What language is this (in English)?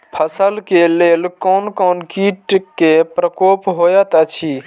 Maithili